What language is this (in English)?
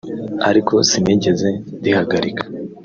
Kinyarwanda